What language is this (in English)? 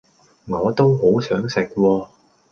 Cantonese